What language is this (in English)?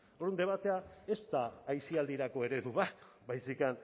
Basque